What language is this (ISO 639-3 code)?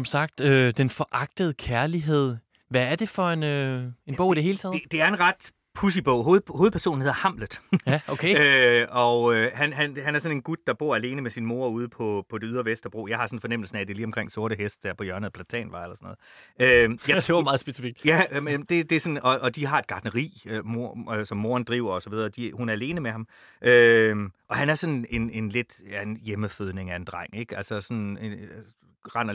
dan